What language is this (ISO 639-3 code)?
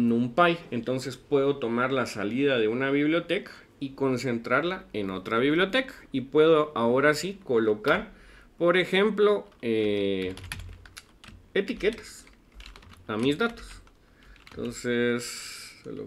spa